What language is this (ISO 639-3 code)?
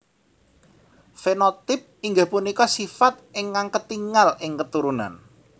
jav